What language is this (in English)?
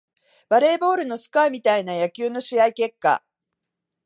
Japanese